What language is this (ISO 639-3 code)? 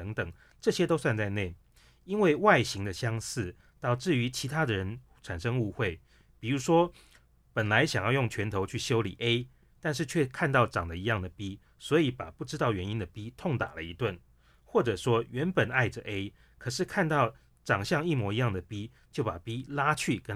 zho